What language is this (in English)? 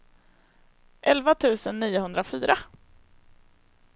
Swedish